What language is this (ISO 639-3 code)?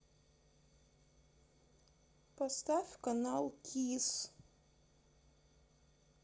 rus